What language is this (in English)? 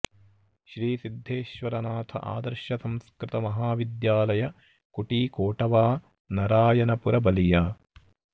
Sanskrit